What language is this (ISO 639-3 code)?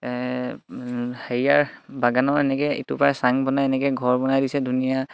asm